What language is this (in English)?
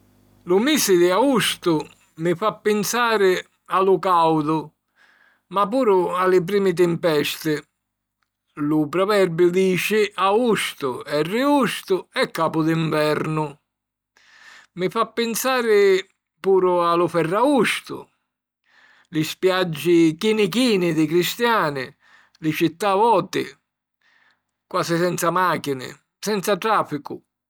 Sicilian